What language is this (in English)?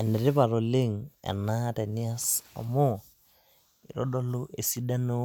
Masai